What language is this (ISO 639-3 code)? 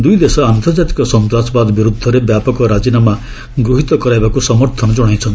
ori